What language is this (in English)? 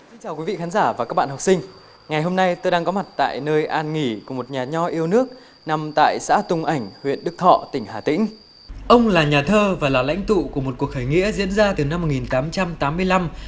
Vietnamese